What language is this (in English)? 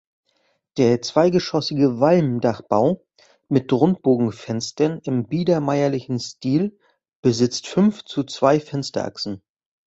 German